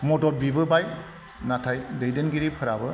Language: Bodo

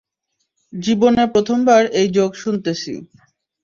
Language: Bangla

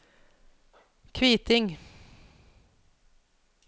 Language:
Norwegian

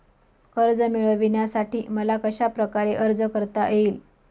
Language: Marathi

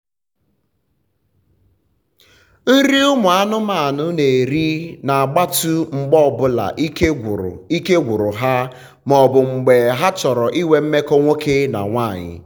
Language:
Igbo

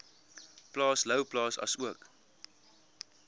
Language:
Afrikaans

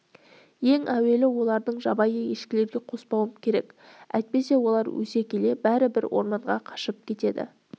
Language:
Kazakh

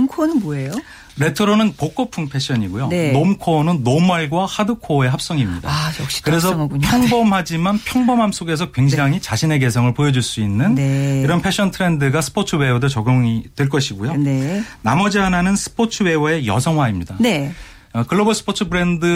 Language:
Korean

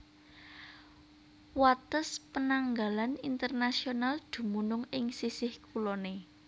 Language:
Javanese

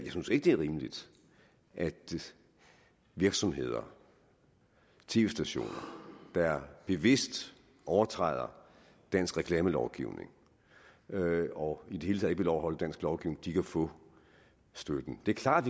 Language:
Danish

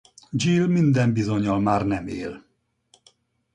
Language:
Hungarian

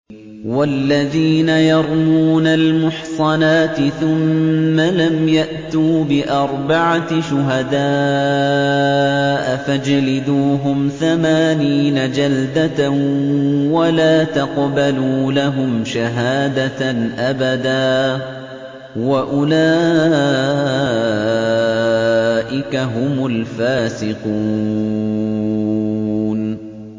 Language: Arabic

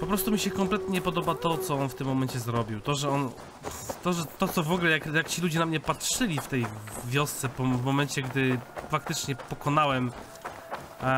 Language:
Polish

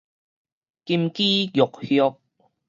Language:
Min Nan Chinese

